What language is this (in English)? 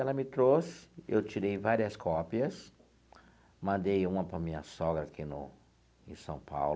Portuguese